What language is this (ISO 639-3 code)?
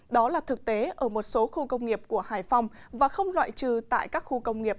vie